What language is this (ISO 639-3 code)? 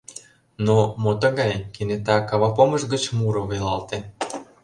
chm